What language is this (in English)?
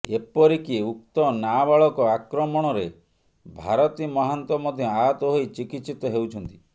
Odia